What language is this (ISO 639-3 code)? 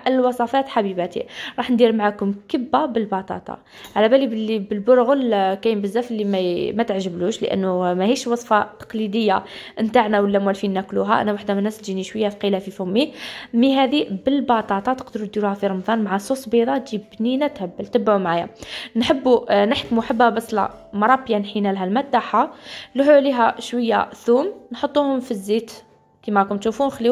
ara